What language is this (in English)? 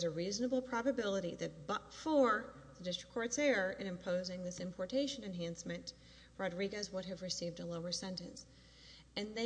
English